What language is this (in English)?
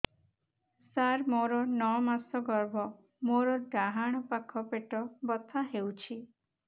Odia